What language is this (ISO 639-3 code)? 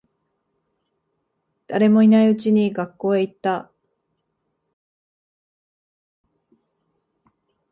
jpn